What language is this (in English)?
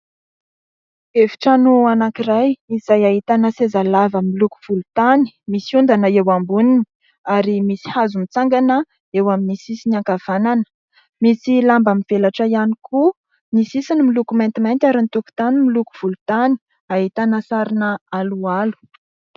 Malagasy